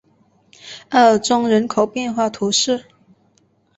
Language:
Chinese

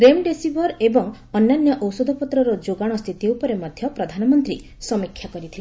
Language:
Odia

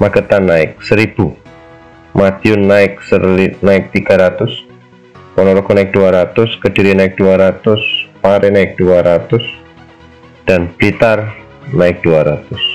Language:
Indonesian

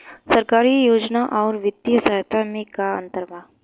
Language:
Bhojpuri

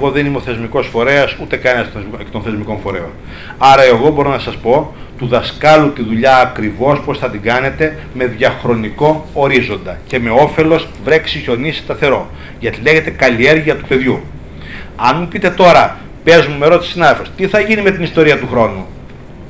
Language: Greek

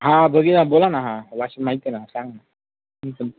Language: Marathi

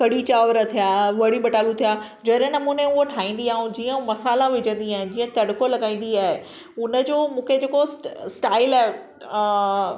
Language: Sindhi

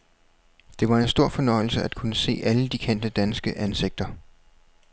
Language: Danish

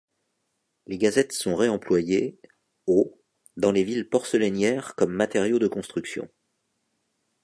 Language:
French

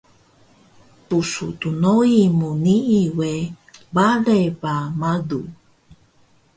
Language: Taroko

